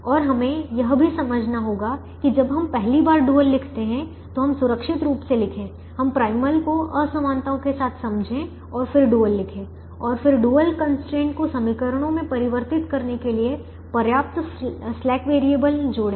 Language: Hindi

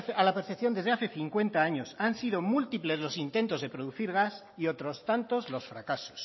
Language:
Spanish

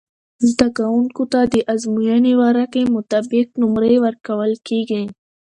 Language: Pashto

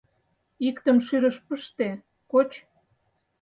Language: Mari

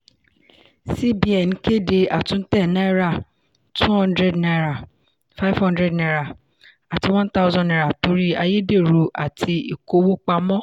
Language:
Yoruba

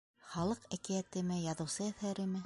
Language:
Bashkir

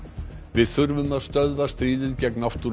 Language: Icelandic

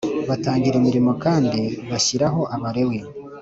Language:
Kinyarwanda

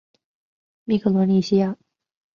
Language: Chinese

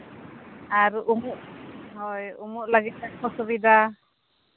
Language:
Santali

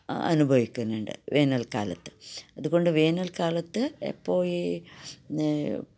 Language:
Malayalam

